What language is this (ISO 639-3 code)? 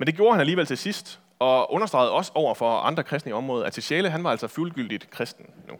dan